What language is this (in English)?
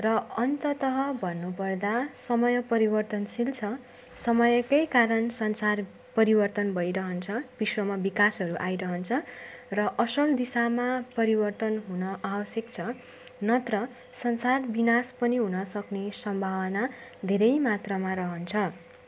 Nepali